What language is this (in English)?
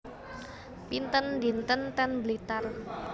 Javanese